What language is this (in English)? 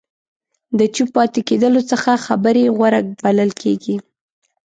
Pashto